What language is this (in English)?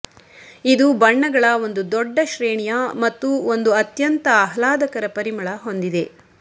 Kannada